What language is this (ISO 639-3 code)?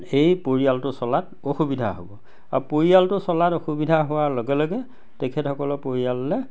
asm